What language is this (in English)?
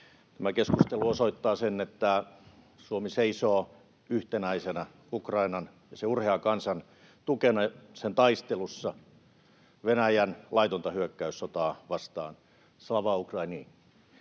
Finnish